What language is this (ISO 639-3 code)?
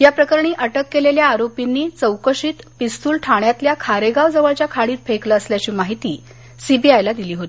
mar